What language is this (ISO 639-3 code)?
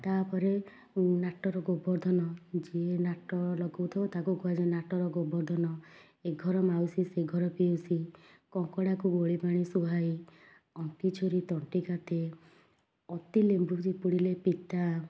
ori